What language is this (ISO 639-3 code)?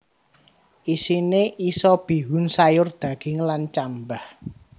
jav